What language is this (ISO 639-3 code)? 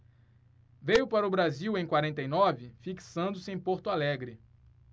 por